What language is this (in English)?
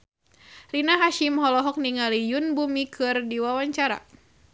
Sundanese